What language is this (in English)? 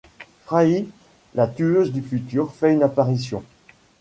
French